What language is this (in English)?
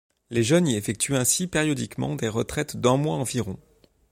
French